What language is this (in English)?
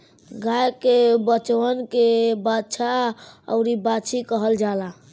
Bhojpuri